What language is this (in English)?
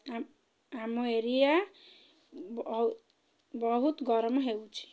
Odia